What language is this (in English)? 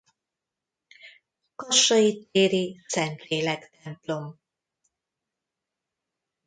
Hungarian